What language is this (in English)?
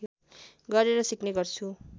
Nepali